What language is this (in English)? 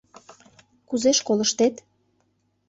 Mari